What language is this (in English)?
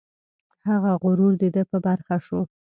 Pashto